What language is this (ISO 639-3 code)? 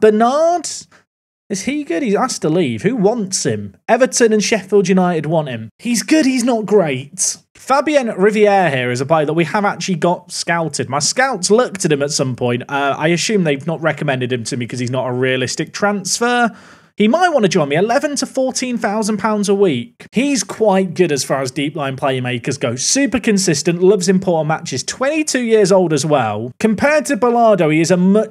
eng